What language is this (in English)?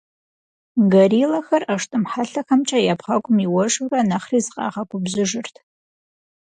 Kabardian